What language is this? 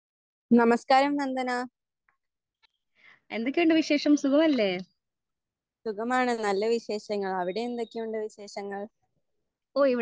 Malayalam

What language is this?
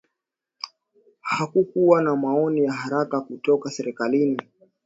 Swahili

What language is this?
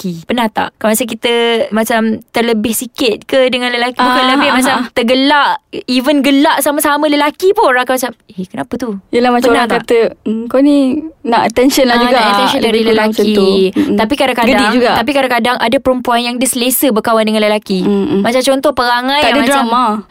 Malay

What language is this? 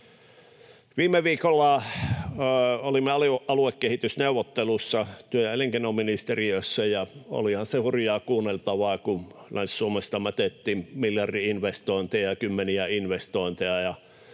Finnish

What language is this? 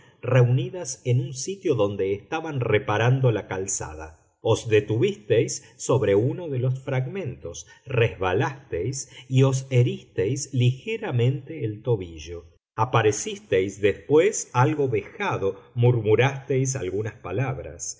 Spanish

